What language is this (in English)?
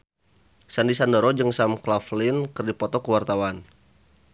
Sundanese